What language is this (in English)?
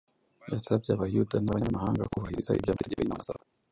Kinyarwanda